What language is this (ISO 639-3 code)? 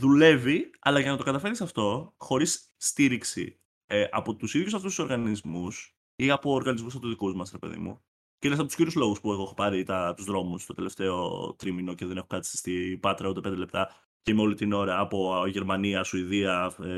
ell